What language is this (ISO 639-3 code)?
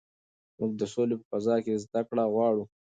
pus